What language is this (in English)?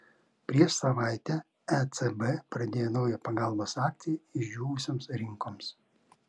Lithuanian